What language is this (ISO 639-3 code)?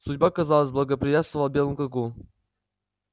rus